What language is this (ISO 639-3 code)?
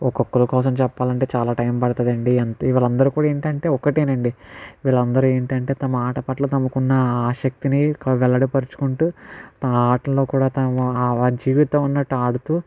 tel